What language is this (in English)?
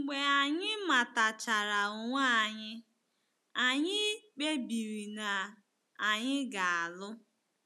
Igbo